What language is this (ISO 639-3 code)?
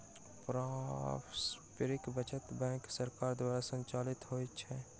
mai